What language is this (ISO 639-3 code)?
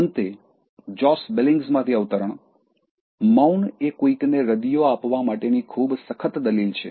guj